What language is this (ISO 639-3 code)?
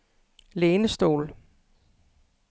dan